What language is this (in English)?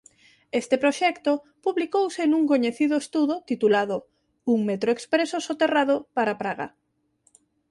Galician